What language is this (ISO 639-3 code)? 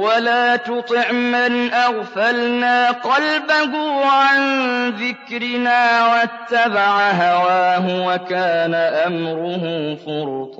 ara